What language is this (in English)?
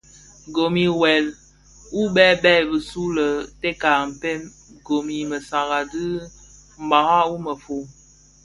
Bafia